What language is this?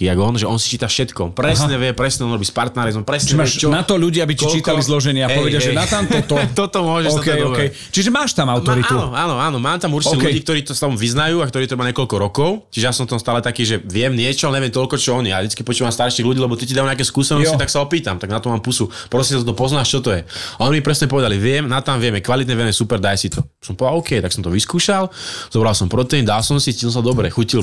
Slovak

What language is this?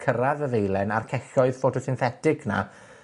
Welsh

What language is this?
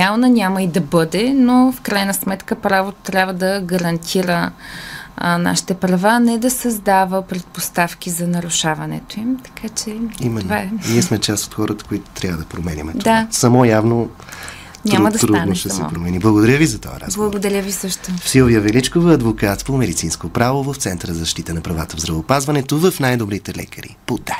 Bulgarian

